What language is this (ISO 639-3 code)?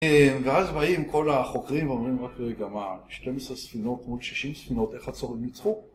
heb